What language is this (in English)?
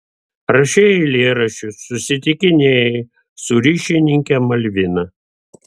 Lithuanian